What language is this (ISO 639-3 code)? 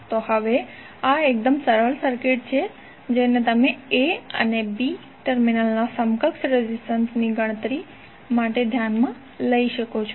guj